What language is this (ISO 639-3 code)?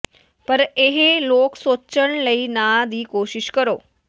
pan